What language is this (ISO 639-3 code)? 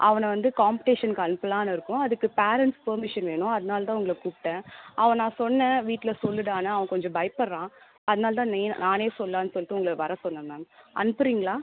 tam